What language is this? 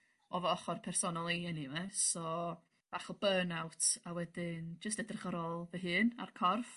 Welsh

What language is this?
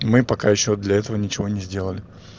Russian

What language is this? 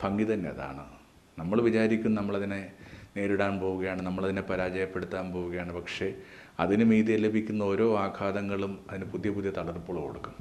Malayalam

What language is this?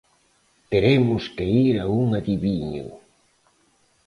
Galician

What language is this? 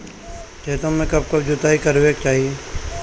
Bhojpuri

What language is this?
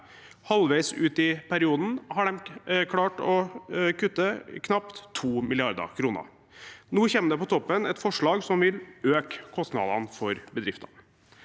Norwegian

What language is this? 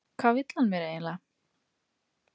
Icelandic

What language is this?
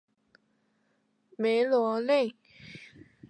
Chinese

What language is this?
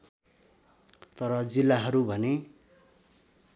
Nepali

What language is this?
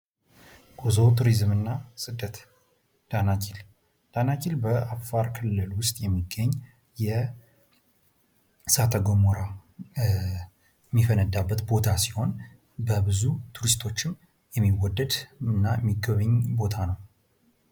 Amharic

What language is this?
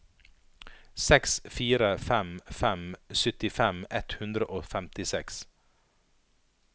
Norwegian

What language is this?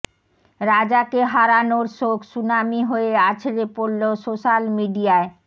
Bangla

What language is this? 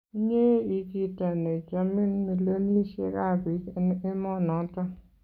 Kalenjin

